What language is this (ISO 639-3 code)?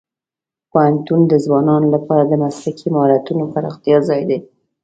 pus